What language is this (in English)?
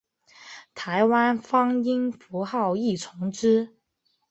Chinese